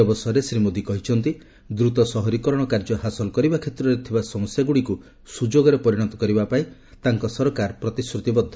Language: Odia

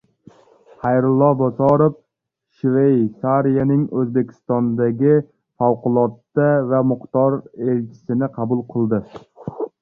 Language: Uzbek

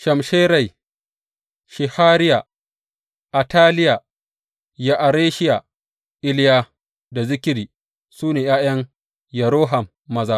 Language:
Hausa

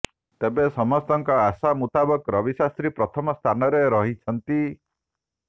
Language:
Odia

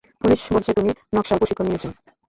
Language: Bangla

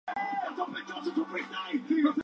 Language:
Spanish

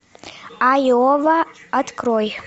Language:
Russian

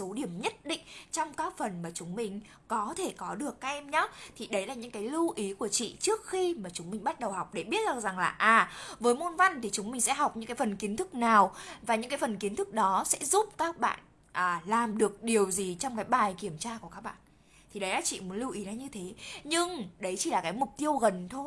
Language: Vietnamese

